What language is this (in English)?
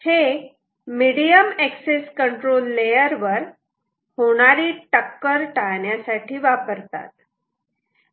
Marathi